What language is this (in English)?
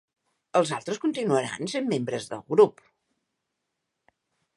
Catalan